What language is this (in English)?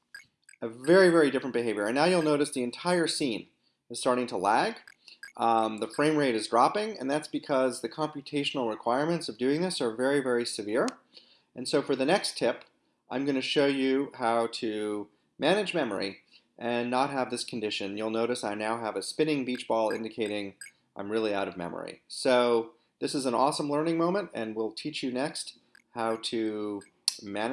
English